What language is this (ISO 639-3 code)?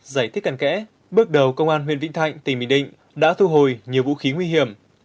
vie